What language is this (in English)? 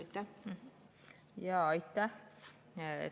Estonian